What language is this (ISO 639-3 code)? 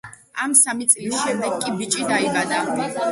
kat